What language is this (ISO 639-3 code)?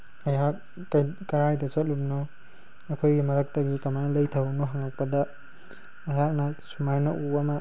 mni